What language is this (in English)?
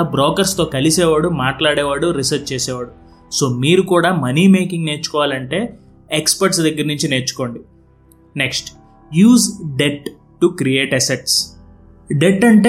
Telugu